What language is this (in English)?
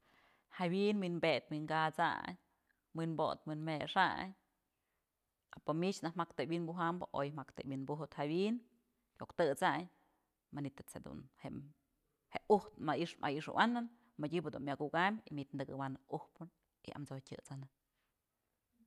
Mazatlán Mixe